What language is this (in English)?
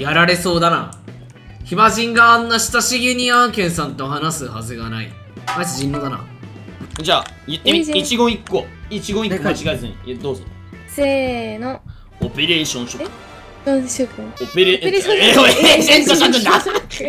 Japanese